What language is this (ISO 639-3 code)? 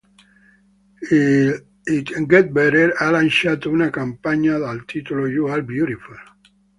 ita